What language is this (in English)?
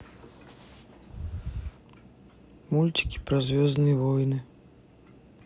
Russian